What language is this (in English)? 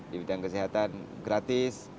Indonesian